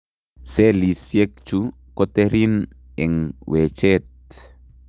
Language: Kalenjin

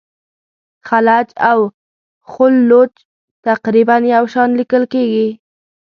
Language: Pashto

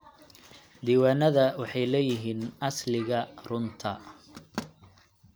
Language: Somali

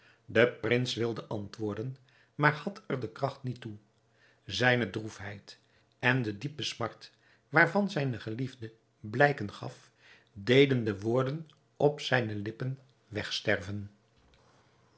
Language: Dutch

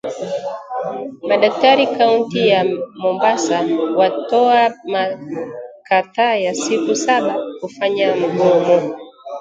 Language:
Swahili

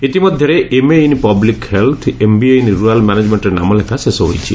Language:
Odia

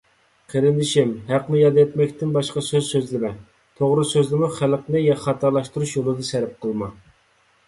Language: Uyghur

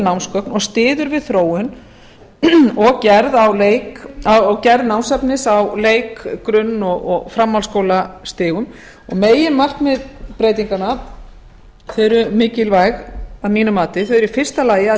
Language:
Icelandic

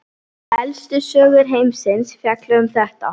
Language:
Icelandic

